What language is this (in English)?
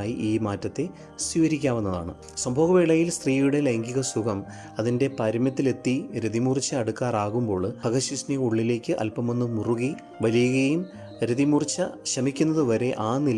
Malayalam